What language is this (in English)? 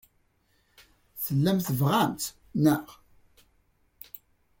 Kabyle